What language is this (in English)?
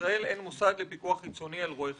Hebrew